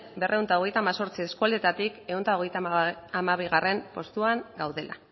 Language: Basque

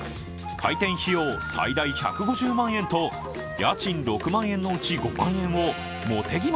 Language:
Japanese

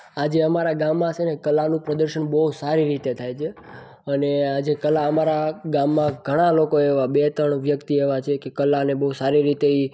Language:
Gujarati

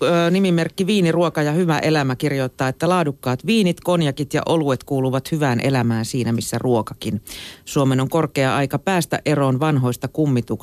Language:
Finnish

